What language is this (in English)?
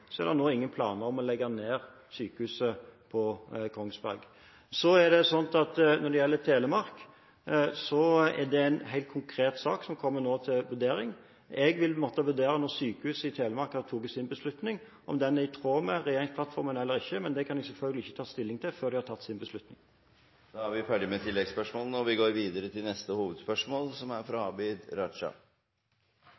Norwegian